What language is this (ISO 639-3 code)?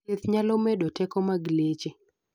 luo